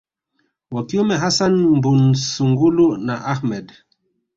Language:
Swahili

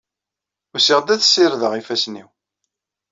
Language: Kabyle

